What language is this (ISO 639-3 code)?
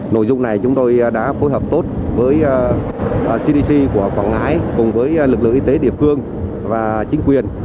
vie